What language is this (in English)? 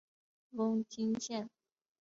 Chinese